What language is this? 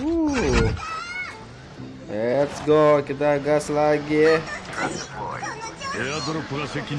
Indonesian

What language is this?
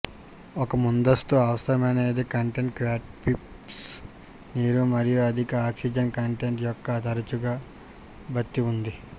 Telugu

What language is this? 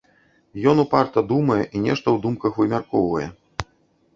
Belarusian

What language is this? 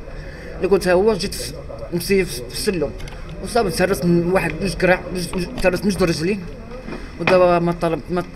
Arabic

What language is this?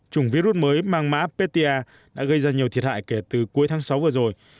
Vietnamese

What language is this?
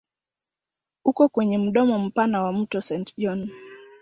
Swahili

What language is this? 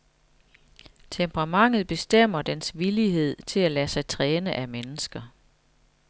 Danish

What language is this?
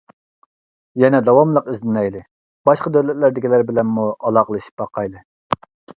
Uyghur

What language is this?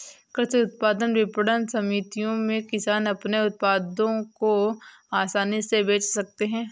Hindi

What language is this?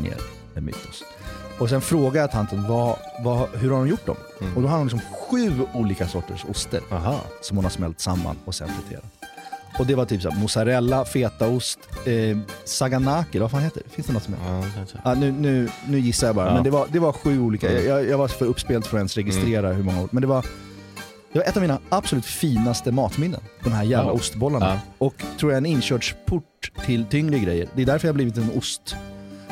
Swedish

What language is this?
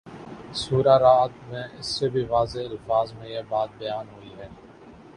Urdu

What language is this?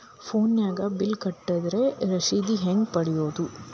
Kannada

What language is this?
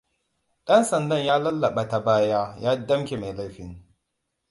Hausa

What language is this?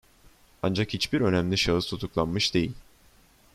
Turkish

